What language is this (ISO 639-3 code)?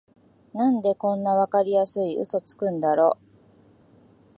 jpn